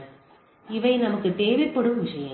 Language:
Tamil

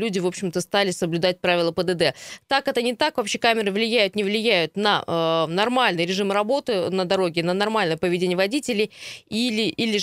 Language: Russian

